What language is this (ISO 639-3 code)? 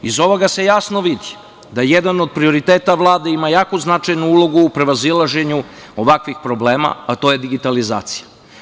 srp